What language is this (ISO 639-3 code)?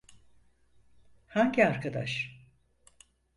tur